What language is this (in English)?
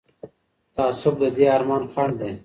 Pashto